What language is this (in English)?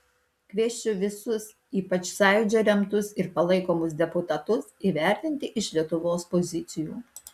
Lithuanian